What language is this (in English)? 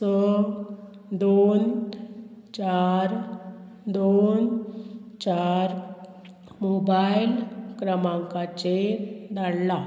Konkani